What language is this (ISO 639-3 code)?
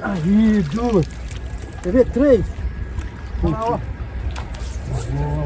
por